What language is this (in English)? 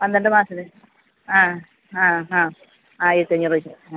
Malayalam